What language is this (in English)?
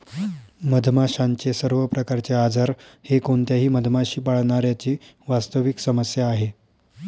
Marathi